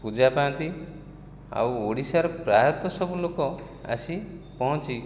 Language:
Odia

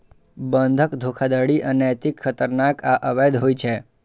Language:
Maithili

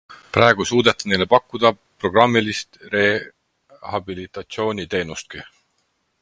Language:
Estonian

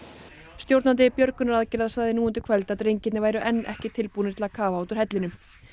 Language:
Icelandic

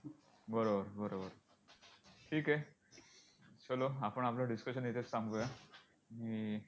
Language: Marathi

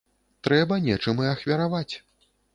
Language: Belarusian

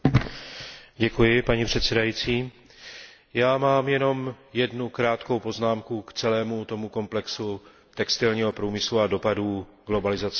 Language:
Czech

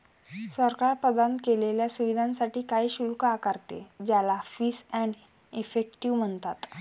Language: Marathi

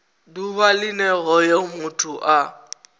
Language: Venda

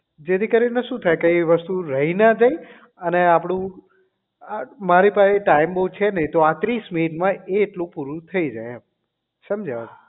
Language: Gujarati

